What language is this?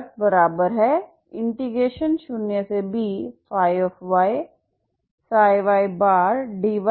Hindi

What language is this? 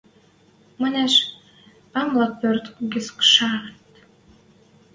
Western Mari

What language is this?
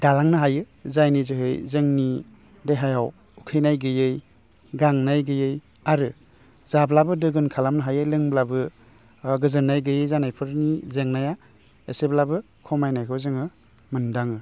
Bodo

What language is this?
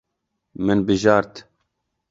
Kurdish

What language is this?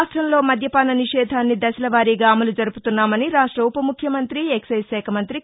Telugu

